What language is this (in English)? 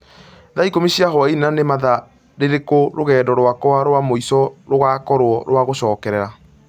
Kikuyu